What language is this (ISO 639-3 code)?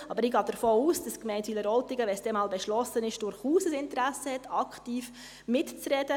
gsw